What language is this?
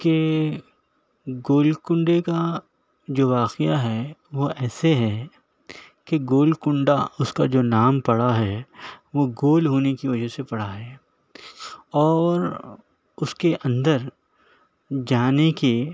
Urdu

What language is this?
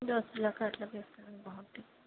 Telugu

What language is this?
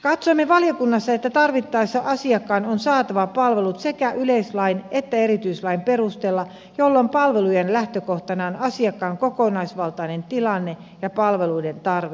Finnish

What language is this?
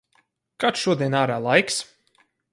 Latvian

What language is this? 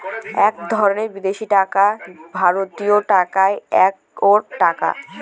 Bangla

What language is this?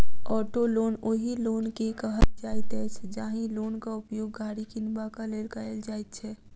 Maithili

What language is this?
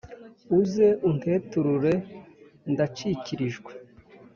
Kinyarwanda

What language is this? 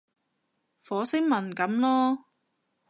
Cantonese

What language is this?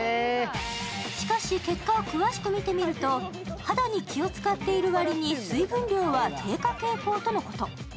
Japanese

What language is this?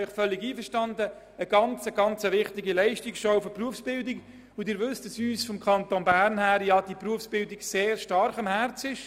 Swiss German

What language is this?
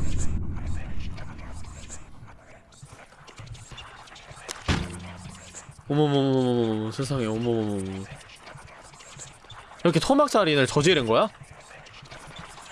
Korean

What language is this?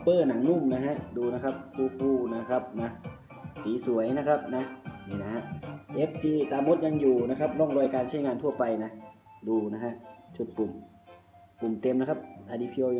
Thai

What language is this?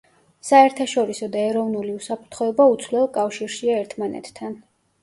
Georgian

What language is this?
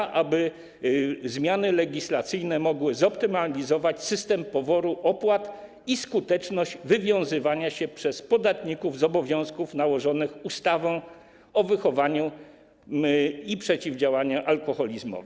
Polish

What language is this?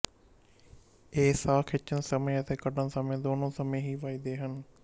Punjabi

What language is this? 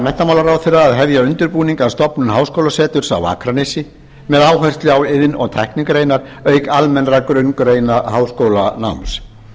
Icelandic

